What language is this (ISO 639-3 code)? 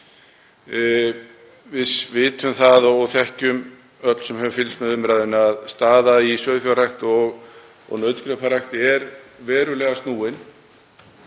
isl